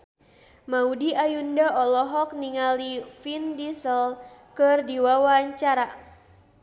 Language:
Sundanese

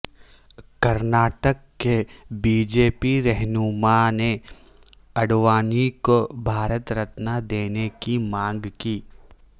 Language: Urdu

